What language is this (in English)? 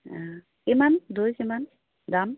Assamese